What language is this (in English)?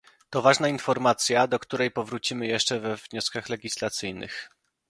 Polish